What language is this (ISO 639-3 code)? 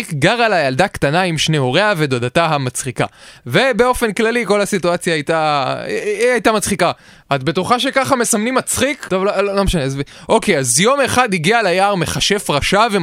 heb